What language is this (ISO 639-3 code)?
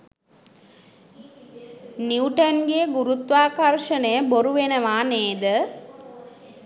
sin